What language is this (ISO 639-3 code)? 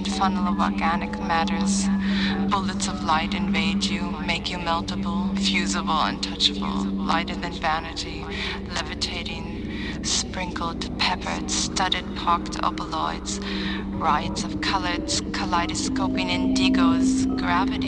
eng